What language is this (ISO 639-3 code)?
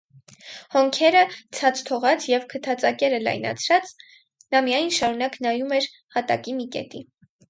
hye